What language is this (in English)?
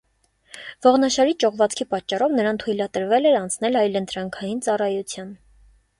Armenian